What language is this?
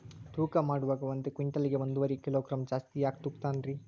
Kannada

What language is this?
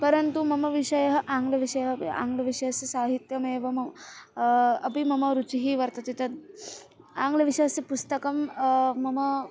Sanskrit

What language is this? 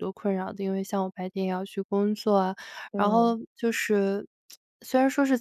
Chinese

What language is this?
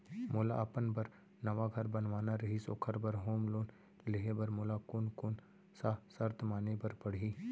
Chhattisgarhi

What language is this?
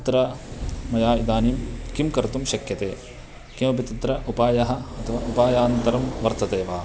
Sanskrit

